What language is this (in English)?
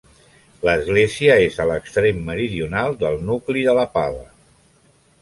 Catalan